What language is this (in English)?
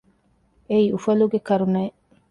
Divehi